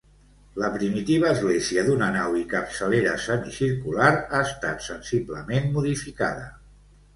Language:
Catalan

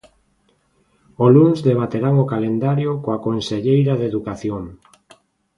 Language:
Galician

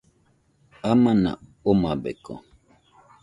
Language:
Nüpode Huitoto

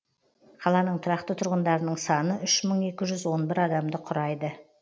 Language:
Kazakh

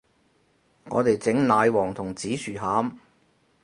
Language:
Cantonese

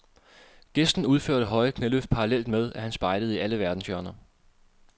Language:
Danish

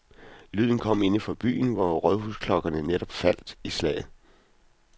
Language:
Danish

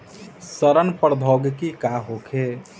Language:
Bhojpuri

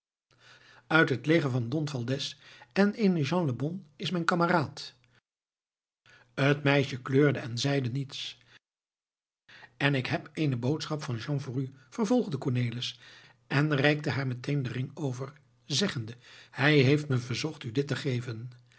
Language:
Dutch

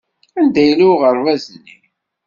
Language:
Kabyle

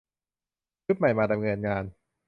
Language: Thai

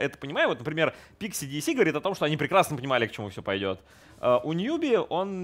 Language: Russian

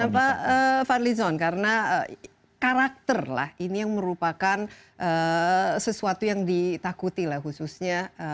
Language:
Indonesian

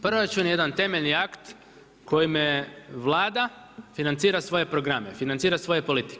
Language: Croatian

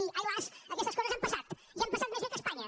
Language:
Catalan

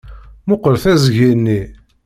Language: Kabyle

